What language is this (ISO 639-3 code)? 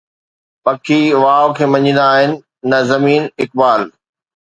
snd